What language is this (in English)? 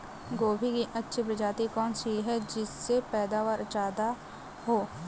Hindi